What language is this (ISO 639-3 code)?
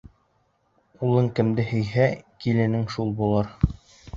bak